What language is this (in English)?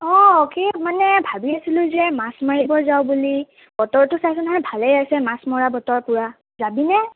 Assamese